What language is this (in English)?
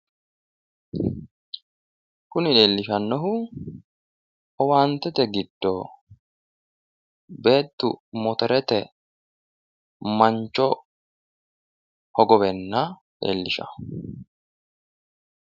Sidamo